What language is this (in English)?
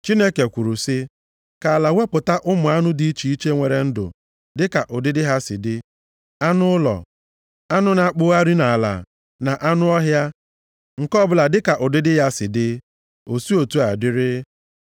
Igbo